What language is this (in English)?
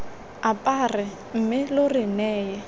Tswana